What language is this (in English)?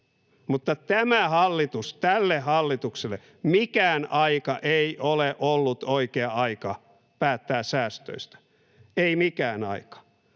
Finnish